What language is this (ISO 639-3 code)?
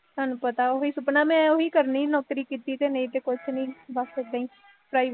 pan